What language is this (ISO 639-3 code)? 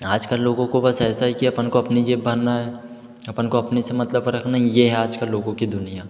hin